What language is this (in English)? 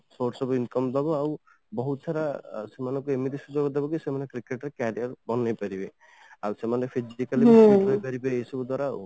Odia